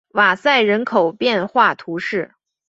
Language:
Chinese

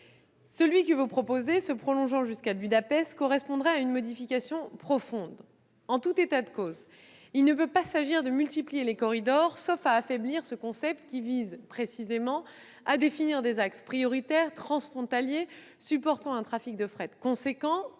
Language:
French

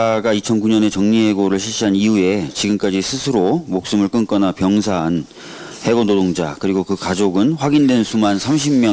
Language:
Korean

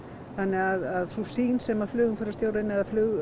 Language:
Icelandic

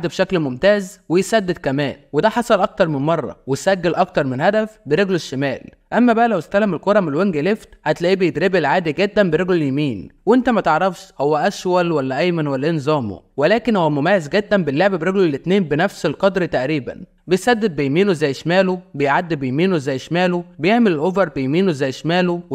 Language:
Arabic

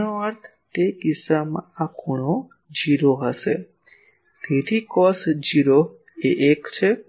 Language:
Gujarati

